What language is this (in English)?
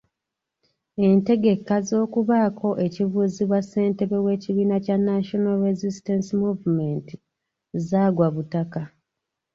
Ganda